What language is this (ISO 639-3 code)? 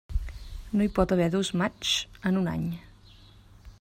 cat